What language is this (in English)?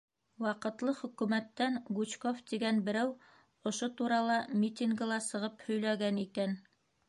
Bashkir